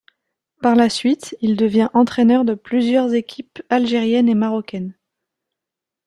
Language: French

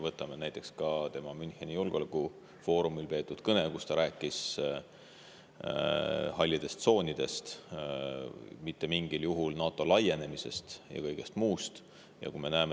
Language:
Estonian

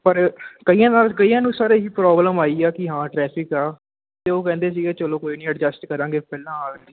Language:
Punjabi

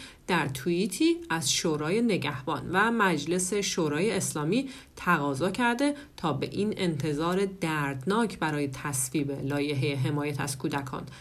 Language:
Persian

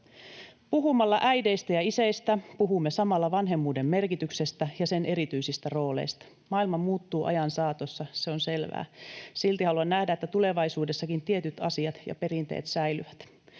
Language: Finnish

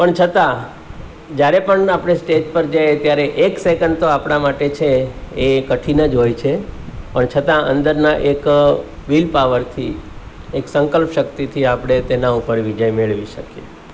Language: Gujarati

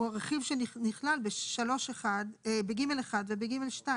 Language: Hebrew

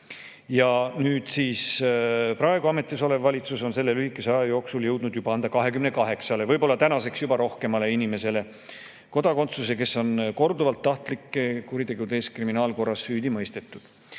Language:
Estonian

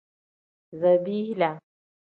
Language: Tem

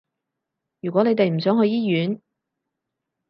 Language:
Cantonese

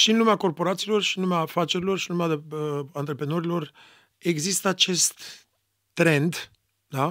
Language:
Romanian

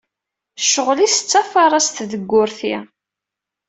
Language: Kabyle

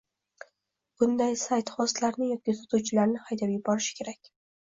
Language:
Uzbek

